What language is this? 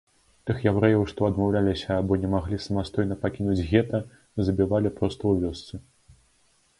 Belarusian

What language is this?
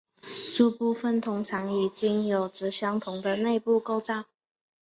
Chinese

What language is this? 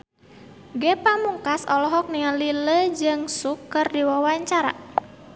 Sundanese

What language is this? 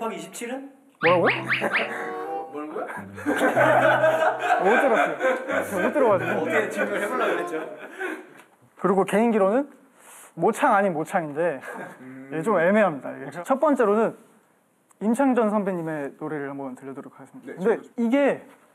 Korean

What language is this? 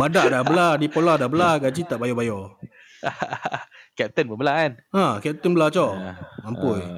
Malay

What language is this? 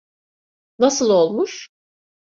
Turkish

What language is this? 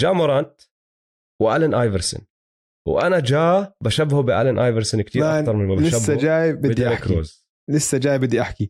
Arabic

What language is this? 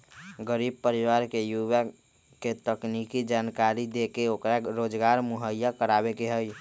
Magahi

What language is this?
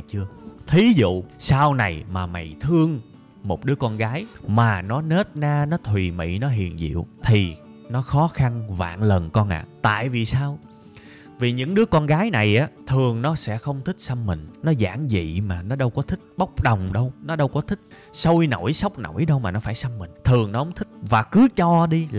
Vietnamese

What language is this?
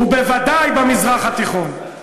Hebrew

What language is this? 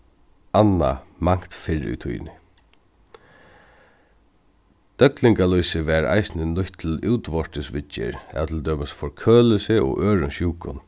Faroese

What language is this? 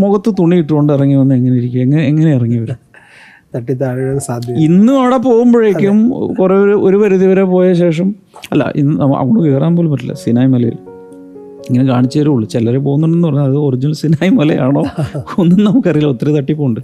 Malayalam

